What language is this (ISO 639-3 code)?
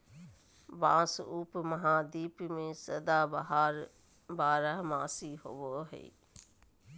mag